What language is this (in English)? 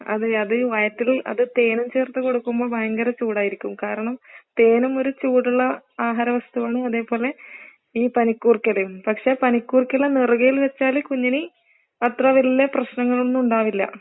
Malayalam